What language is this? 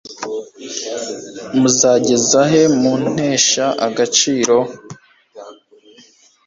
Kinyarwanda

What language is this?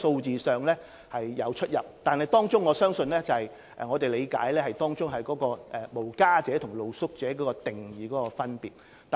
Cantonese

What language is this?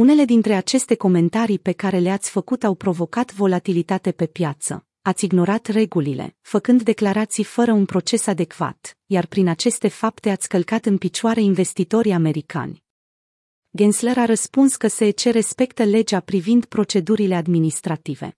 Romanian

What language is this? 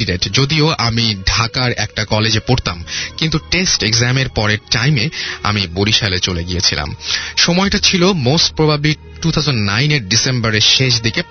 Bangla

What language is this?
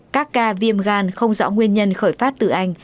Vietnamese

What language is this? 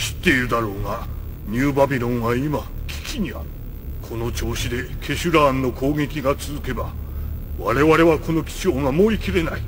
Japanese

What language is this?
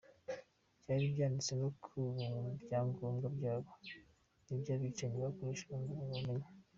Kinyarwanda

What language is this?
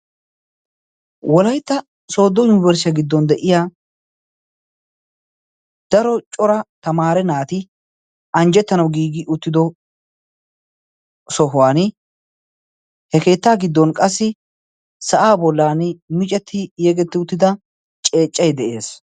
Wolaytta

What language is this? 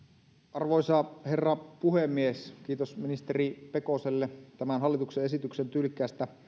Finnish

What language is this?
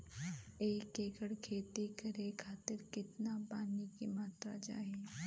Bhojpuri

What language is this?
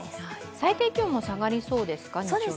Japanese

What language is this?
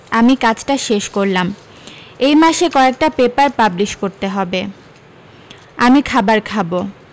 Bangla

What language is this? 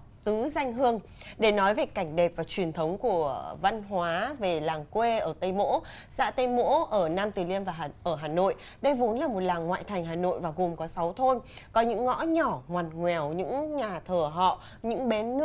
Vietnamese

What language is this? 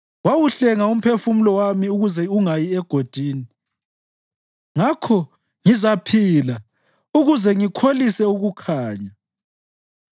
North Ndebele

